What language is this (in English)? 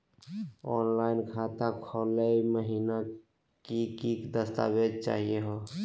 Magahi